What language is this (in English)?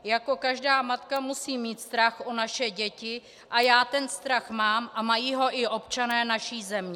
Czech